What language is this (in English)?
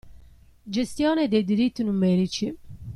Italian